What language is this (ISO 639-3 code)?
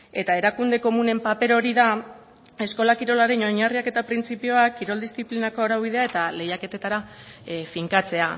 eus